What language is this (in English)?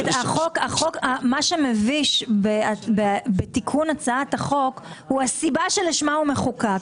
Hebrew